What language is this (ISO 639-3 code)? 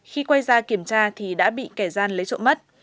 vie